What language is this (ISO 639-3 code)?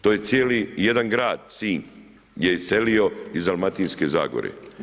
hrv